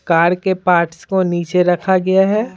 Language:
Hindi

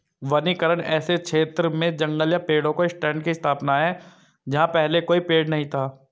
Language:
Hindi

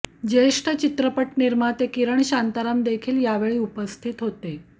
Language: Marathi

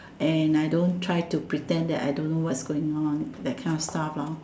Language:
English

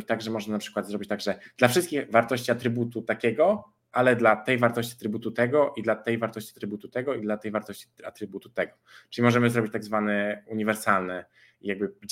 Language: Polish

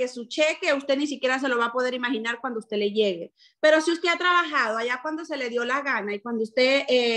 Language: Spanish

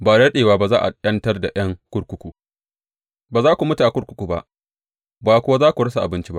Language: Hausa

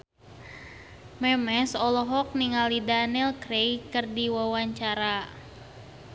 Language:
Sundanese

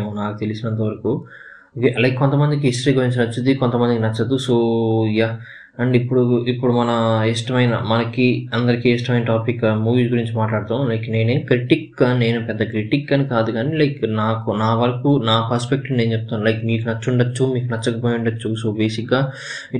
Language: Telugu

